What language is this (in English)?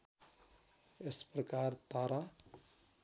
Nepali